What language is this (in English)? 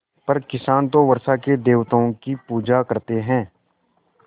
Hindi